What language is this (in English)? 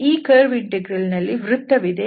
Kannada